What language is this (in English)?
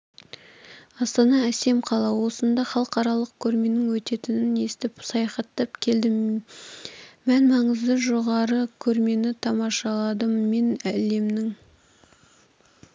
Kazakh